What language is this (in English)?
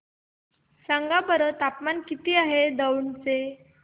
Marathi